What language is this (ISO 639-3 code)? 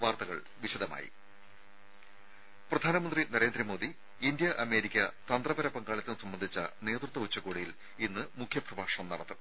mal